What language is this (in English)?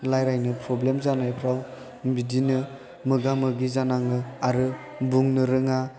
Bodo